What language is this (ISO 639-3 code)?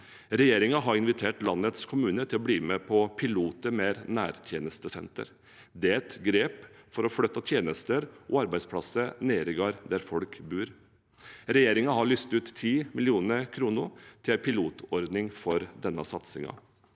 nor